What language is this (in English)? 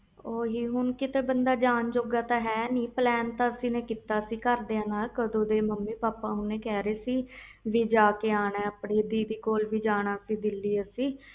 Punjabi